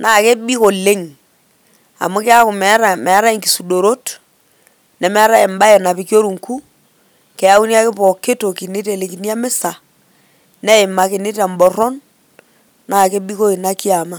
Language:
Masai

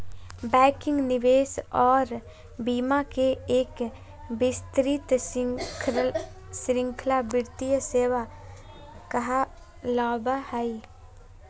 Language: Magahi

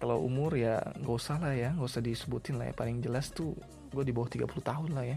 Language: Indonesian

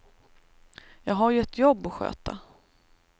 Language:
Swedish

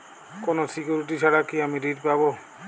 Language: Bangla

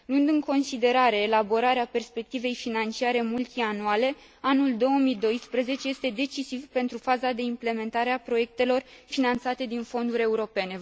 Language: Romanian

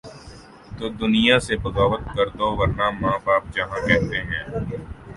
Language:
Urdu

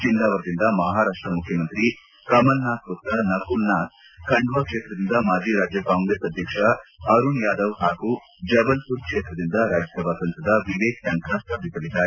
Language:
Kannada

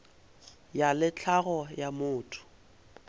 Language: Northern Sotho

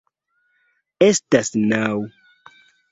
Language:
Esperanto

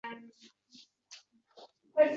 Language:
Uzbek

